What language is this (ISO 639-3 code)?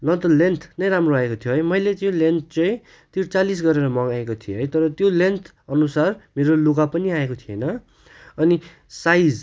nep